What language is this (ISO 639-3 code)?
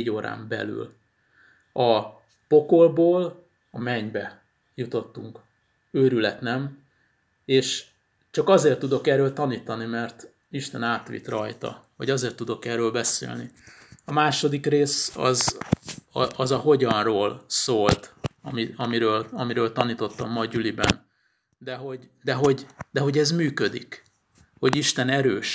hun